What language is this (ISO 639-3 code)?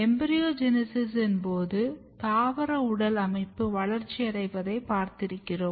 tam